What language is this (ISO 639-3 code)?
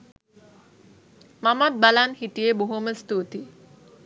sin